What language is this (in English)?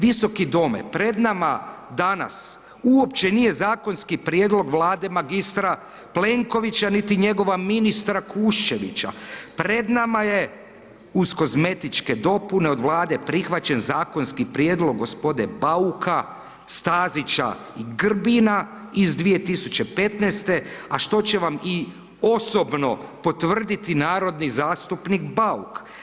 Croatian